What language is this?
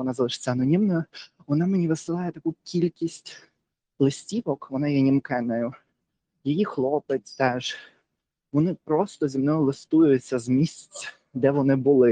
Ukrainian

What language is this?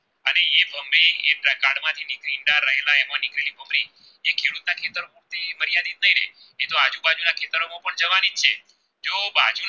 Gujarati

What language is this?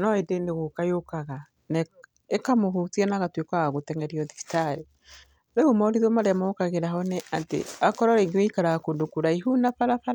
Kikuyu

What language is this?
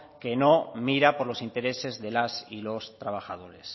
Spanish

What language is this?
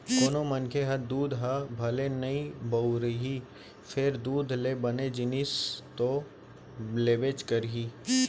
Chhattisgarhi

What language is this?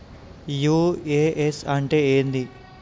Telugu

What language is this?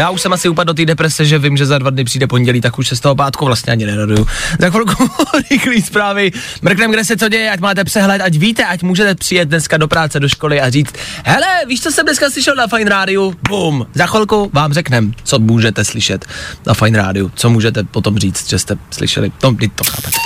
Czech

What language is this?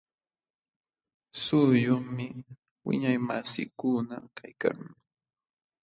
Jauja Wanca Quechua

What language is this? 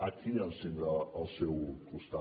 Catalan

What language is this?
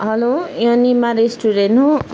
Nepali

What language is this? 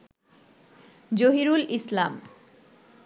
Bangla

